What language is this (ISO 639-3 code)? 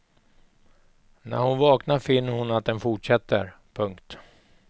swe